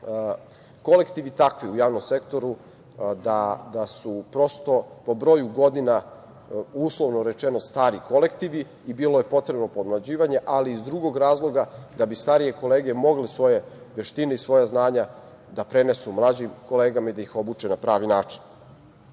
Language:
Serbian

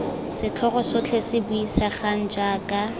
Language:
Tswana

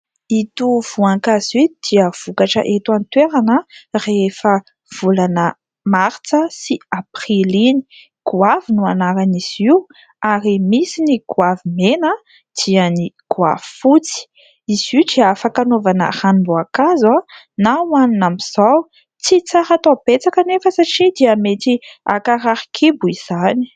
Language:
Malagasy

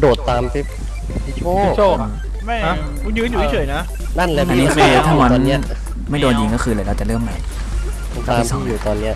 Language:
Thai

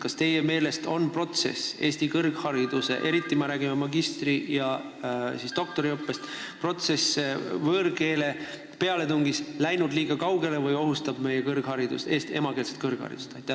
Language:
Estonian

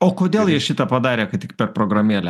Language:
Lithuanian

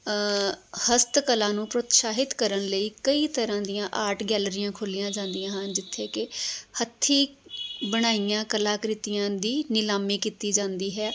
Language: Punjabi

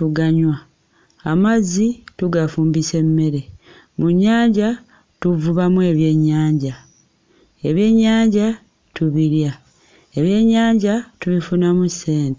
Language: Ganda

